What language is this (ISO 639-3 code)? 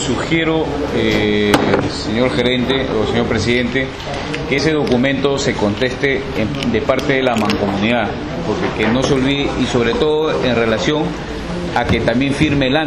spa